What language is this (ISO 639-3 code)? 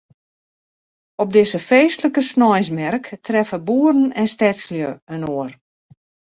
fry